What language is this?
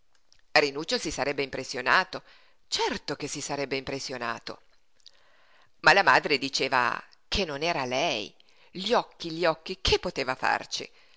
Italian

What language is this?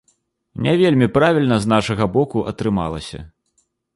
Belarusian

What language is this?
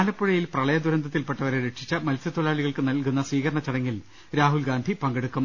Malayalam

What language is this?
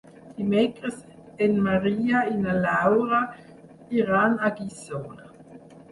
Catalan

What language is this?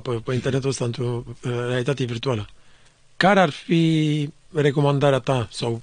Romanian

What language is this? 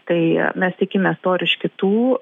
Lithuanian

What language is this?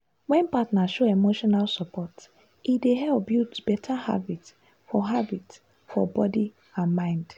Nigerian Pidgin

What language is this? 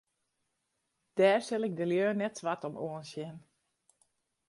Western Frisian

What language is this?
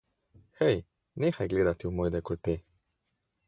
Slovenian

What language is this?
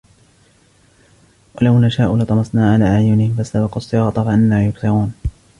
Arabic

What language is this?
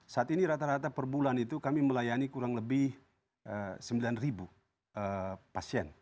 Indonesian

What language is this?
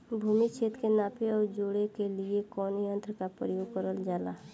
Bhojpuri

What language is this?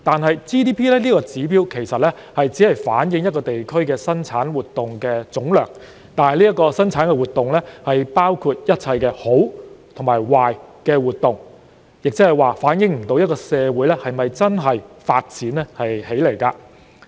Cantonese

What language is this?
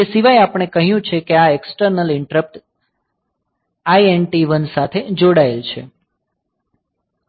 Gujarati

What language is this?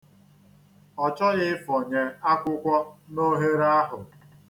Igbo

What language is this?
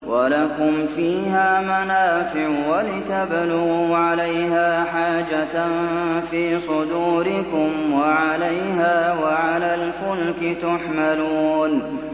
Arabic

